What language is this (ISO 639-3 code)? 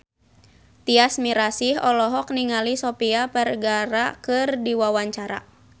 sun